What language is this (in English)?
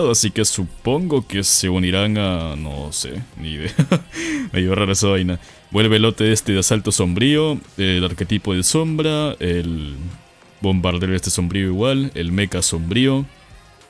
Spanish